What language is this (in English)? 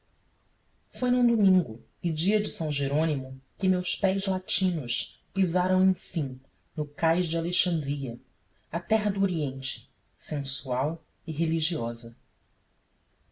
Portuguese